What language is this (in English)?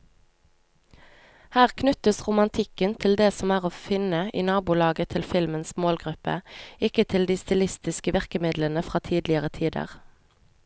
Norwegian